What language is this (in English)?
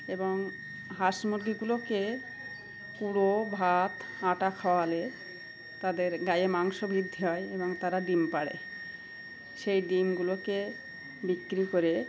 Bangla